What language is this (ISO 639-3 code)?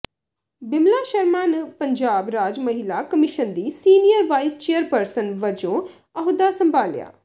pan